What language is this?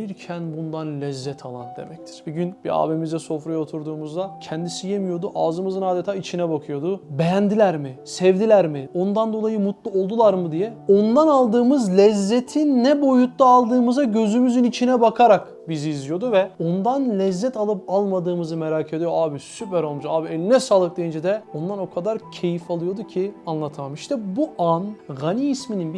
Turkish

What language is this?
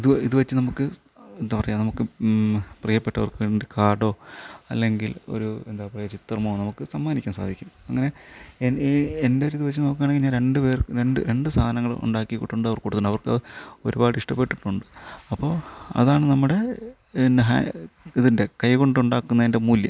Malayalam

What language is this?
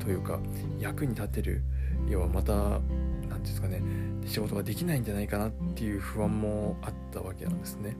Japanese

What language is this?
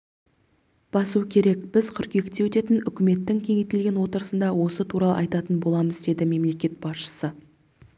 Kazakh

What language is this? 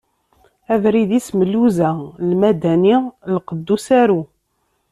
Kabyle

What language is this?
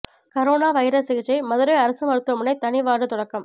Tamil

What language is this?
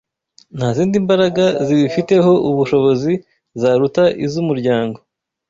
Kinyarwanda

